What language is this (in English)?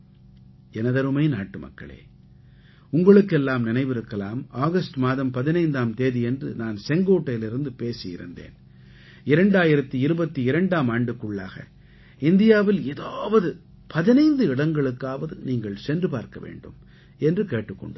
Tamil